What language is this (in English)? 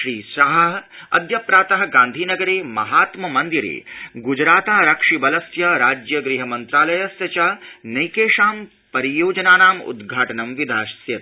Sanskrit